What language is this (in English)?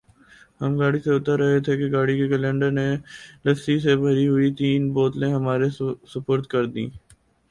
Urdu